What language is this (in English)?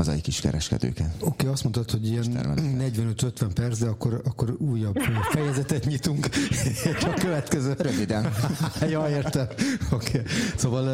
Hungarian